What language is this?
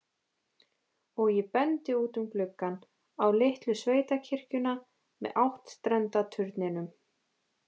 Icelandic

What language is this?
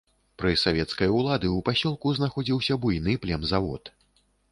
Belarusian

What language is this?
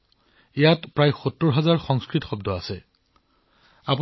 Assamese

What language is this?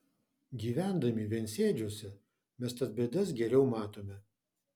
Lithuanian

